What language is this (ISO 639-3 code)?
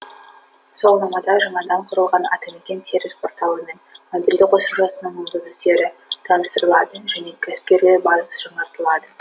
kaz